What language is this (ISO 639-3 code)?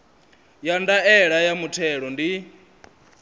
ven